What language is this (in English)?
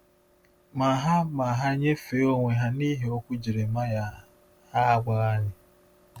Igbo